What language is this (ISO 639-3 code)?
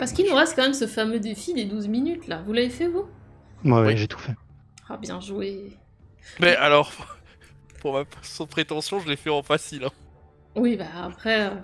fra